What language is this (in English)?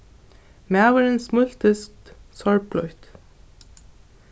Faroese